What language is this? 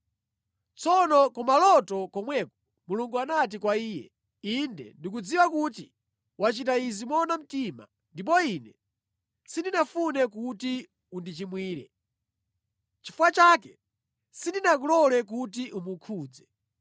Nyanja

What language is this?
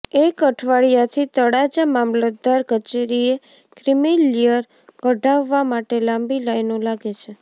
Gujarati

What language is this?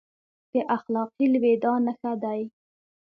Pashto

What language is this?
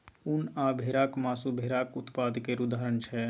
Maithili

